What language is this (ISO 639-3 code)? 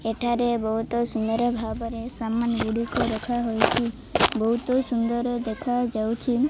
ori